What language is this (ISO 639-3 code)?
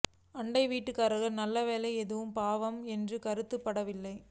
tam